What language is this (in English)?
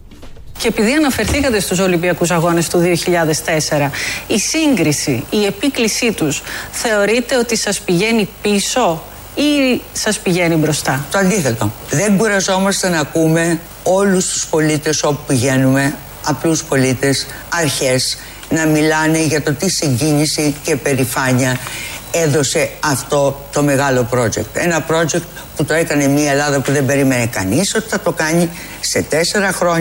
Greek